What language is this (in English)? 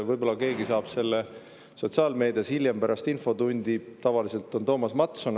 Estonian